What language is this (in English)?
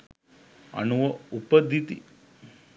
Sinhala